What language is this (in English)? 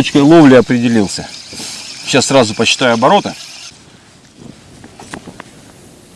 Russian